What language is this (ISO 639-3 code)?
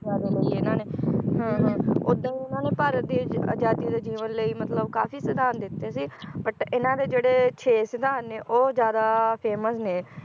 pan